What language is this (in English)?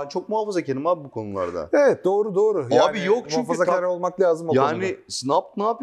Turkish